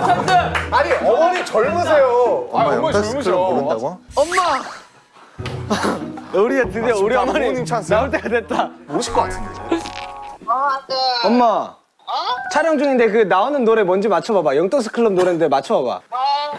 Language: Korean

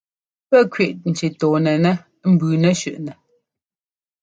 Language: Ngomba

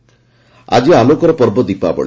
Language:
Odia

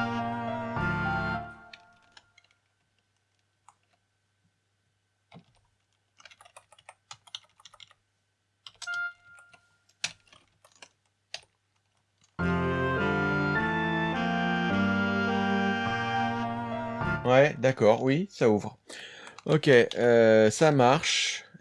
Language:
French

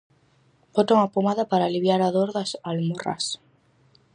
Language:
Galician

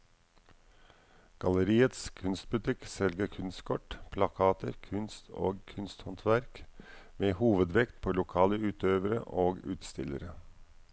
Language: Norwegian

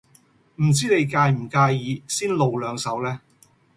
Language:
Cantonese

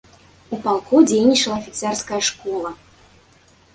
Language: Belarusian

